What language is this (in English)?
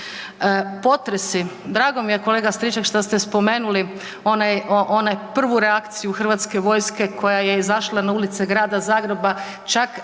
Croatian